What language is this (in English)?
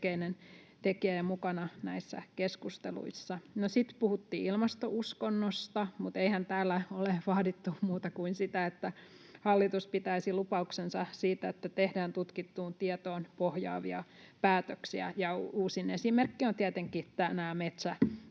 Finnish